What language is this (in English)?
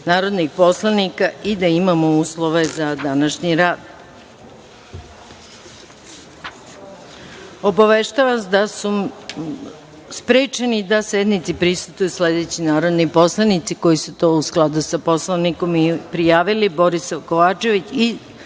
Serbian